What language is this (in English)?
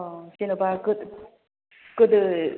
Bodo